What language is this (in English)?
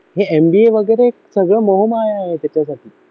Marathi